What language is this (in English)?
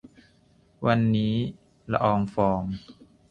Thai